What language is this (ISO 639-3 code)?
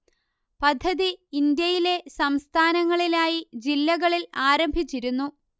mal